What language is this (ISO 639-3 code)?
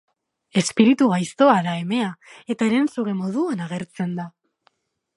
eus